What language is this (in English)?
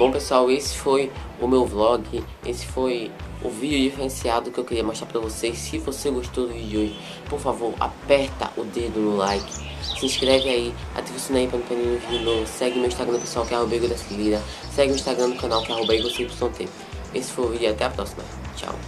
Portuguese